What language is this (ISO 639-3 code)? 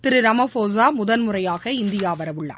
tam